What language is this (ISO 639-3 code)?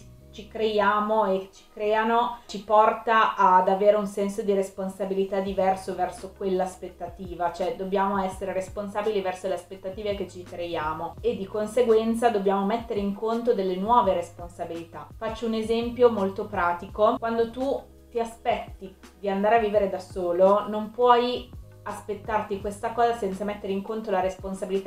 ita